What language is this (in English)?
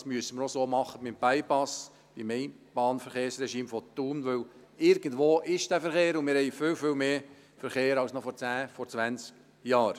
Swiss German